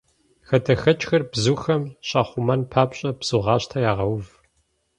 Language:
Kabardian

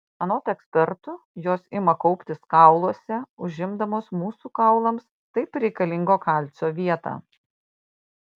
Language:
Lithuanian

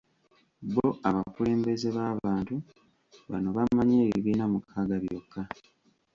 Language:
Ganda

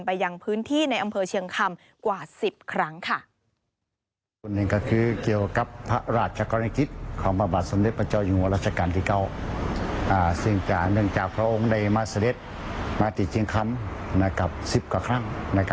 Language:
Thai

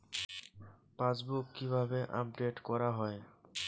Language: Bangla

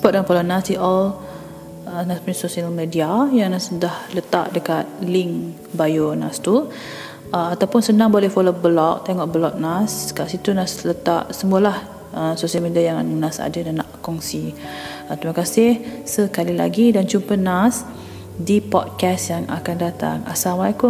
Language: Malay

